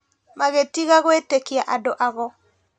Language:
Kikuyu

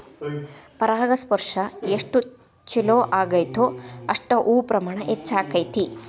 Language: Kannada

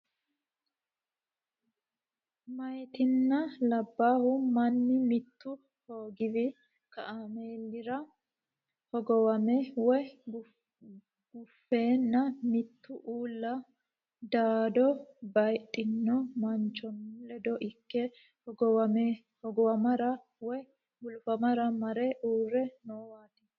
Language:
Sidamo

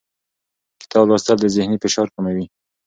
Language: Pashto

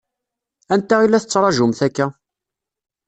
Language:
Kabyle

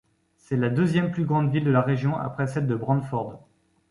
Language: French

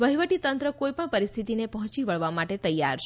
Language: Gujarati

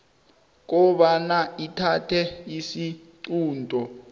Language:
South Ndebele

